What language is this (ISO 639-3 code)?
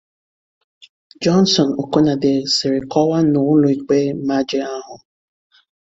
ibo